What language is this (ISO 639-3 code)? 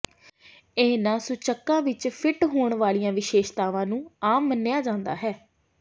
pan